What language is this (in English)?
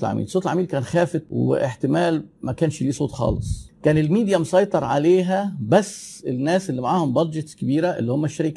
Arabic